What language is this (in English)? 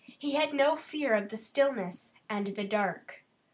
English